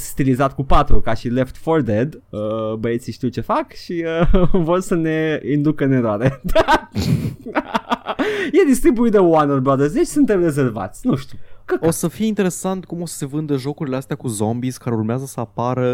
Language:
Romanian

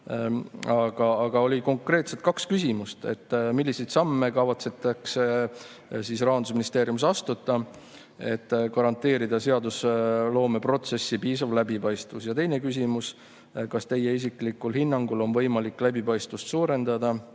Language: Estonian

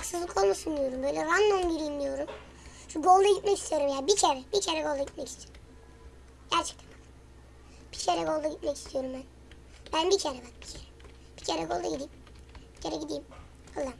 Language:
Turkish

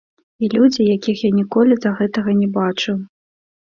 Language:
Belarusian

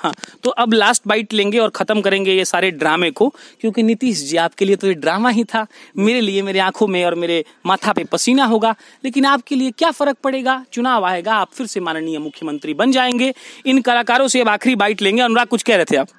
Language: Hindi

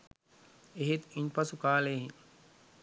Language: Sinhala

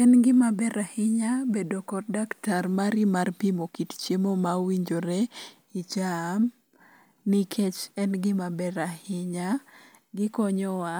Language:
Luo (Kenya and Tanzania)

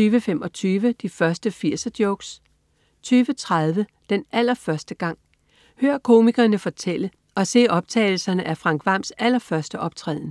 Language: Danish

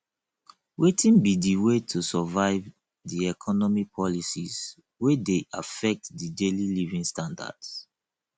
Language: Nigerian Pidgin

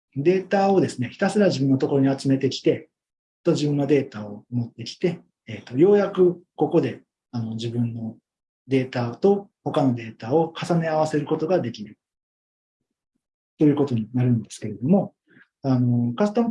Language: Japanese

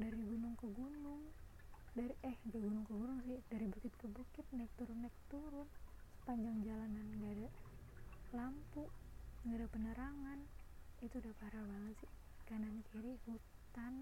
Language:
Indonesian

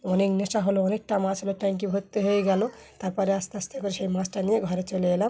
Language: Bangla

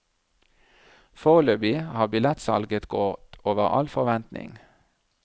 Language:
Norwegian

